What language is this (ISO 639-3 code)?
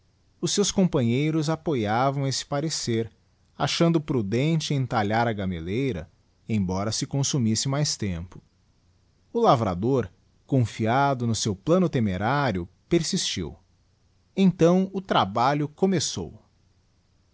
por